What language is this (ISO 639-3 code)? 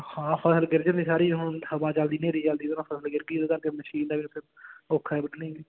pan